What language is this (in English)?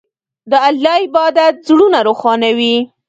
Pashto